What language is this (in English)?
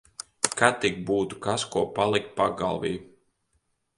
Latvian